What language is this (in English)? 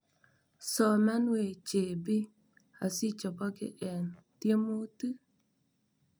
Kalenjin